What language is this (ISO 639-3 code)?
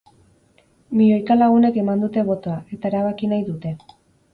eus